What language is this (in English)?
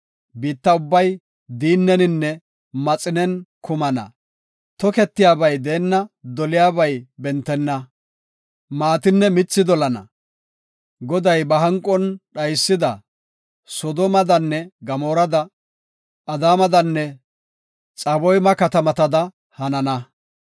Gofa